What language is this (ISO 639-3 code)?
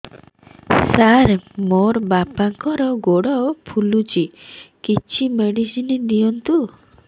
ori